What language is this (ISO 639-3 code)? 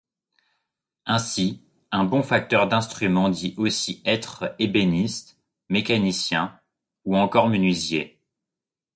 fra